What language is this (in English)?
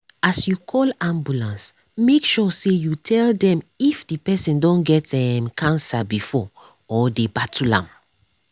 Nigerian Pidgin